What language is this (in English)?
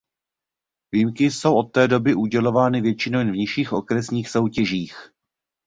Czech